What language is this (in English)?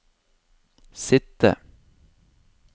Norwegian